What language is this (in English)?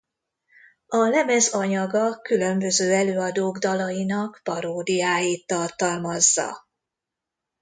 Hungarian